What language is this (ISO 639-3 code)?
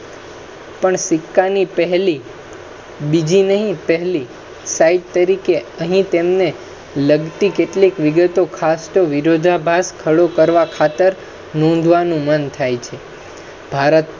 guj